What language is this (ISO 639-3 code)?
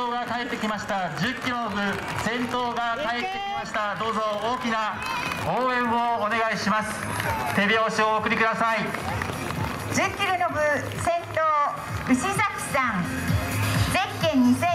jpn